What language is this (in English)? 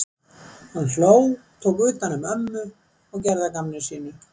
Icelandic